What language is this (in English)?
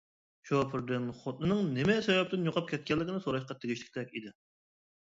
Uyghur